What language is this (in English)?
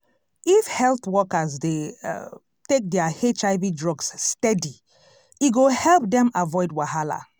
Nigerian Pidgin